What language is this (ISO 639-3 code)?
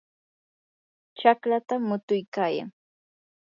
qur